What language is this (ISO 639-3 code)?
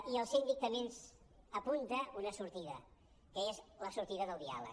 cat